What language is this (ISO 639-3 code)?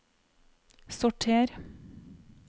nor